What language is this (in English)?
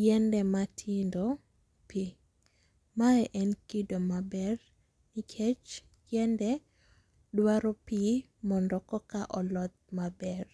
Luo (Kenya and Tanzania)